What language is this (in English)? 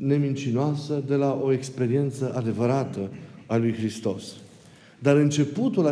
Romanian